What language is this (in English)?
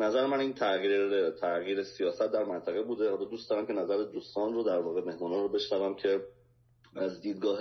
Persian